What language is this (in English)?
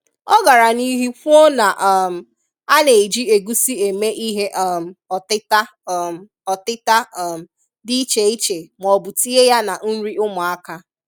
Igbo